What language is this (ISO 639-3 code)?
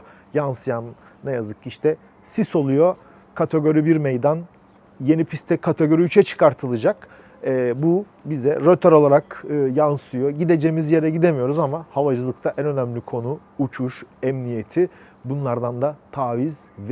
tur